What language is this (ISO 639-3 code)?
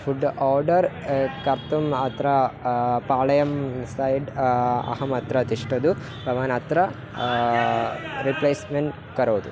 san